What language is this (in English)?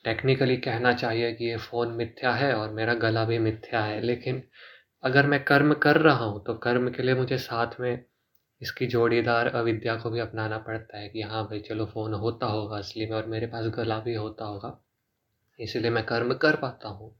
Hindi